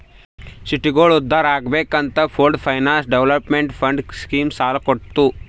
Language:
Kannada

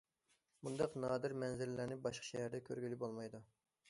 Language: Uyghur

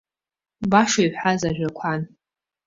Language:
Abkhazian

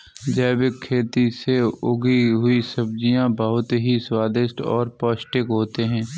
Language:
Hindi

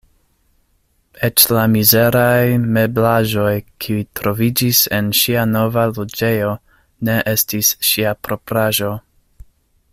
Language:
Esperanto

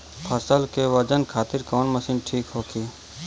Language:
Bhojpuri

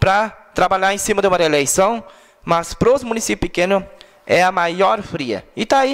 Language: Portuguese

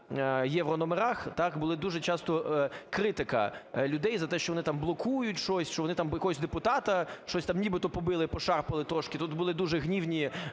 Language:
Ukrainian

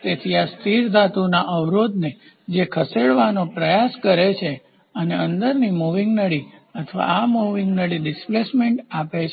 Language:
Gujarati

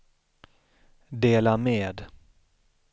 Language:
Swedish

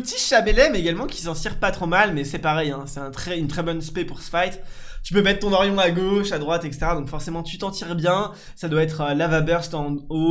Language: French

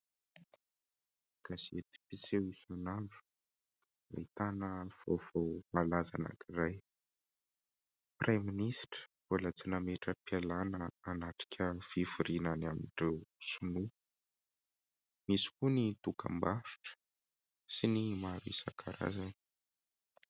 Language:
Malagasy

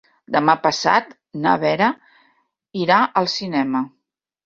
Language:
Catalan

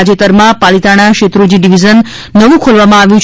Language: Gujarati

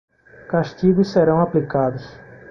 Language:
Portuguese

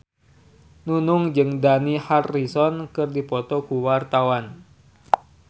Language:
Sundanese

